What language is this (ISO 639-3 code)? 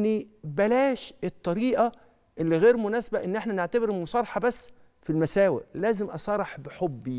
ara